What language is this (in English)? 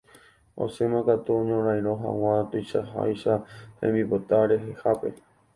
Guarani